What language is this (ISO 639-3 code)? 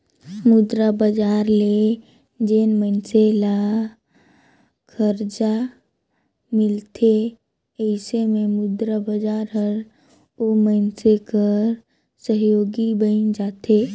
hne